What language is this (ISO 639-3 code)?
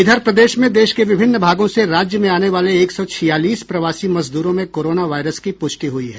hin